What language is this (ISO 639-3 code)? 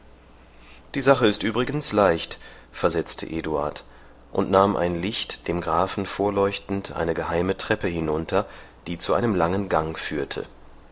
deu